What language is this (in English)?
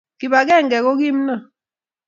Kalenjin